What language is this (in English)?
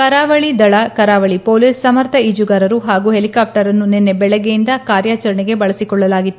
Kannada